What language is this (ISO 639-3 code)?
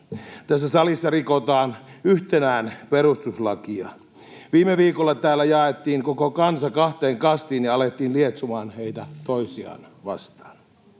fin